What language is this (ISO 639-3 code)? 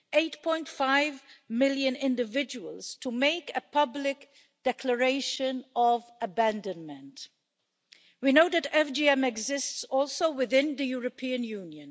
eng